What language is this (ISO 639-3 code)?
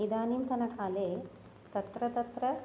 san